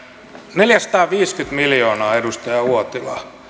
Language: Finnish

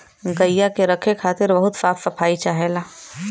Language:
Bhojpuri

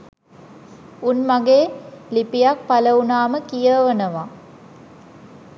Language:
Sinhala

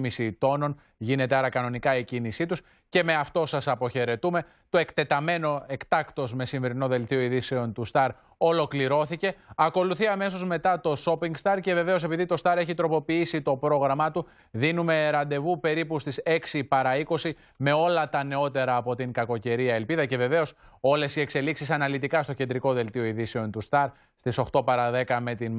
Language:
Greek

